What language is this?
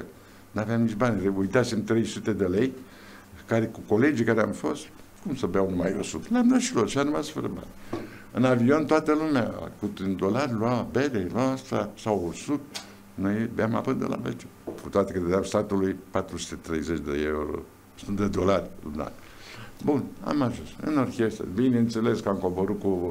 Romanian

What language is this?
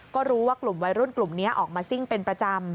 Thai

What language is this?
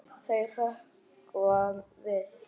Icelandic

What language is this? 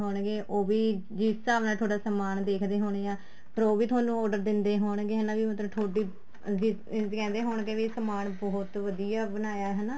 Punjabi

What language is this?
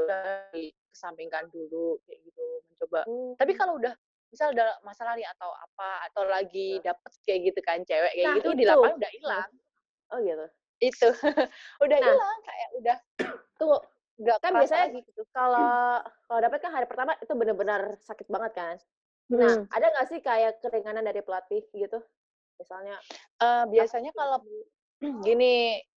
Indonesian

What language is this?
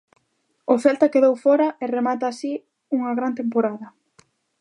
Galician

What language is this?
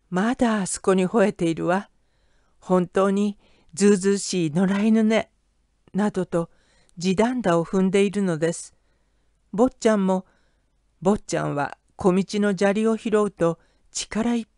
Japanese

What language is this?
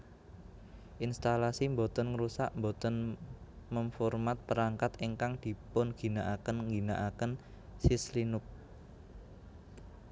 Javanese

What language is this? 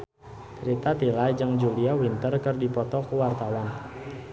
Sundanese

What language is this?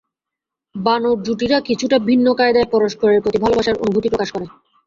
Bangla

